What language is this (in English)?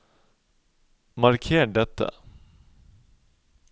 Norwegian